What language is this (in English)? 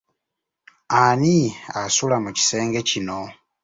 Ganda